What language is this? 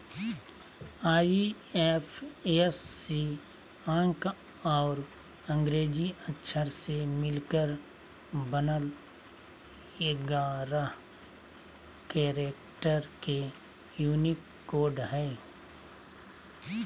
Magahi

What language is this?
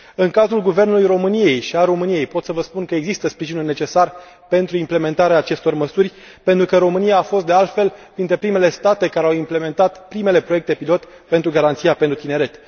Romanian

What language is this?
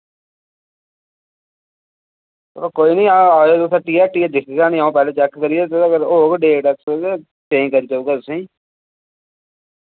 Dogri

